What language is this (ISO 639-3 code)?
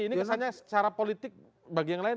ind